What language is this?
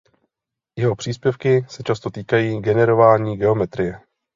Czech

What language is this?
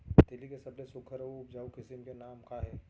Chhattisgarhi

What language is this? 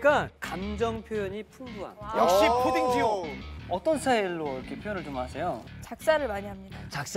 Korean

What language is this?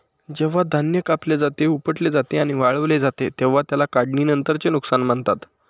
Marathi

